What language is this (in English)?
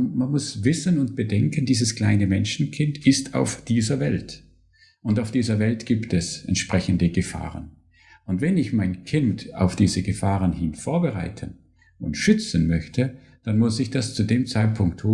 German